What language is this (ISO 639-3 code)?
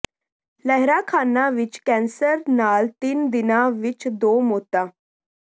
pan